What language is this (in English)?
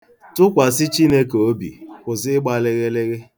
Igbo